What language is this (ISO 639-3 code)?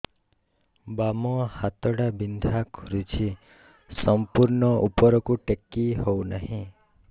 ori